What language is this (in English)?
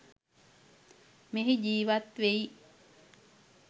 Sinhala